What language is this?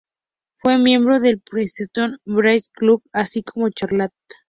Spanish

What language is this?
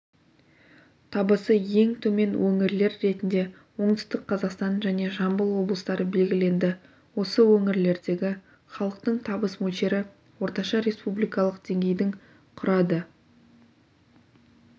Kazakh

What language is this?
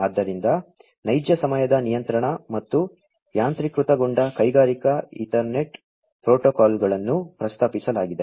Kannada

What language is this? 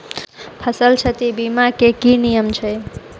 Maithili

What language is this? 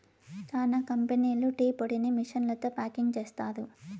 Telugu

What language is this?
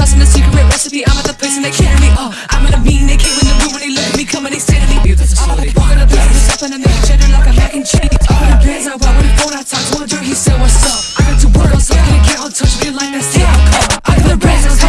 English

